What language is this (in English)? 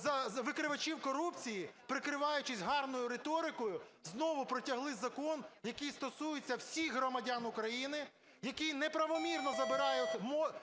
Ukrainian